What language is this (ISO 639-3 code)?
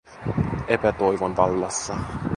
fin